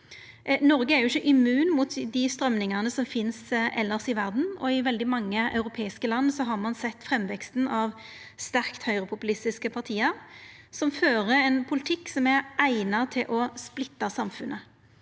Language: Norwegian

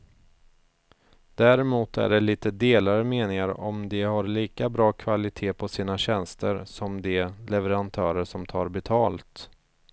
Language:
Swedish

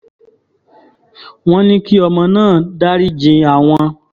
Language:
Yoruba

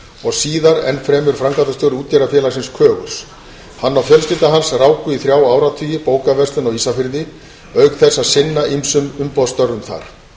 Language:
Icelandic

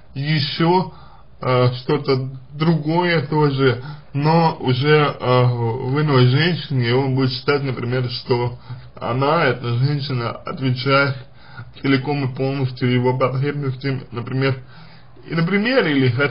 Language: Russian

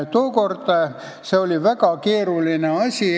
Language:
Estonian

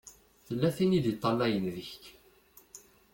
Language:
Kabyle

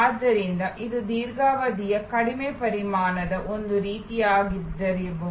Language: Kannada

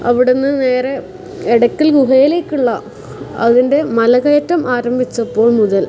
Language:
Malayalam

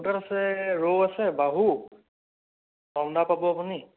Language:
Assamese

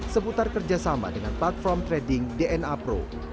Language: Indonesian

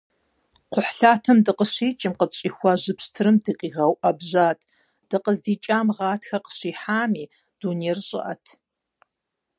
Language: Kabardian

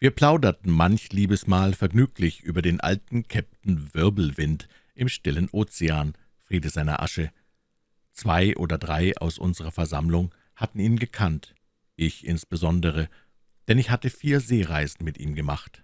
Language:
German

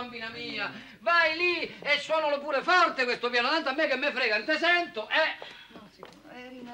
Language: Italian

